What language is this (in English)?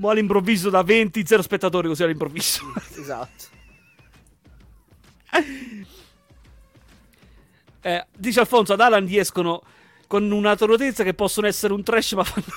Italian